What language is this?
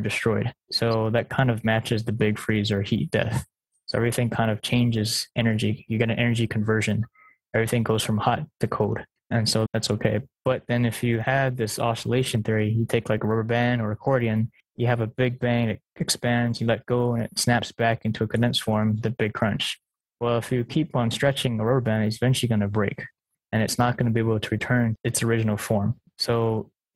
English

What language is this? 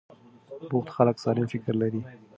Pashto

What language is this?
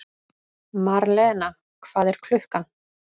Icelandic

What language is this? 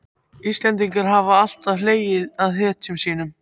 Icelandic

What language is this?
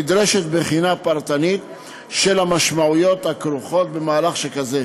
Hebrew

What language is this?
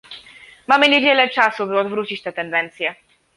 Polish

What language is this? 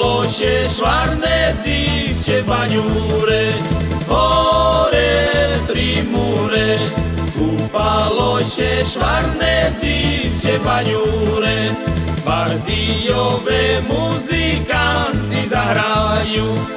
Slovak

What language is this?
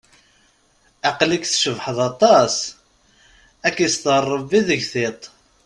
Kabyle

